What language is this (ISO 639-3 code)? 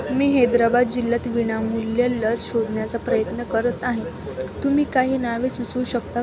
mar